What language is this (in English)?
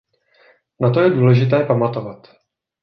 Czech